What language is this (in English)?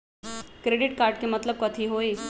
Magahi